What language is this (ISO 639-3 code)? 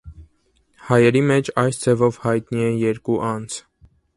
hye